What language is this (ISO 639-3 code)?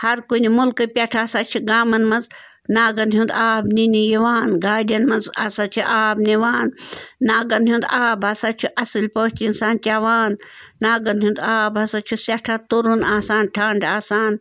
kas